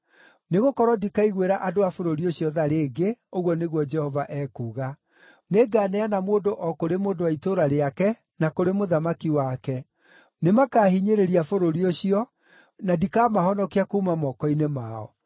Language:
Kikuyu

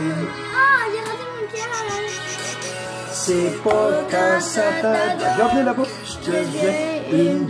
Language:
French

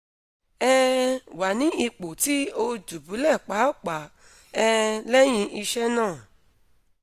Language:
Yoruba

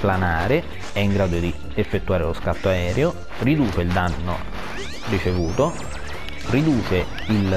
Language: Italian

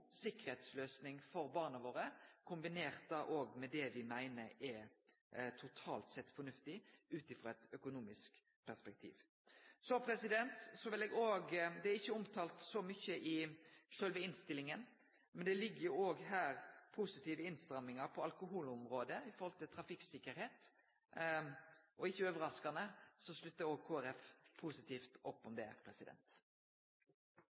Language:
Norwegian Nynorsk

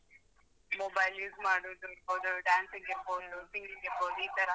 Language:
Kannada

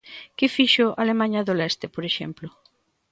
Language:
Galician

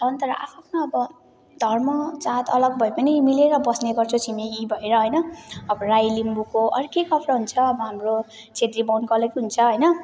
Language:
Nepali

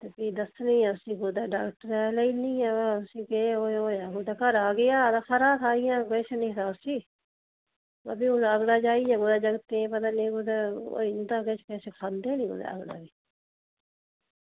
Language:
Dogri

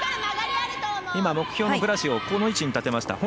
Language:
Japanese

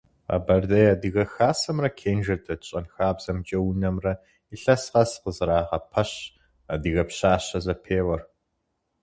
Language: Kabardian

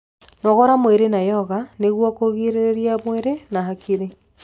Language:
Kikuyu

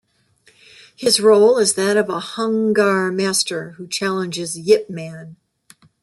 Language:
English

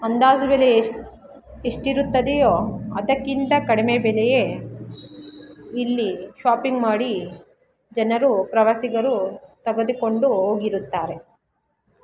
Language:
Kannada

